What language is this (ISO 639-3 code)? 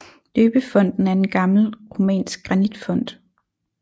dan